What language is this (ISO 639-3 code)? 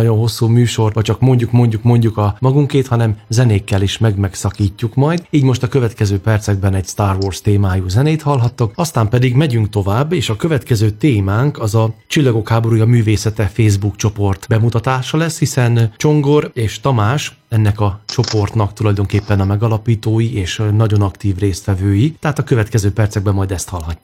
hun